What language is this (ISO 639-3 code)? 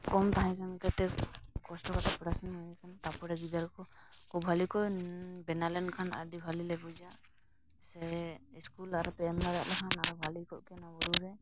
sat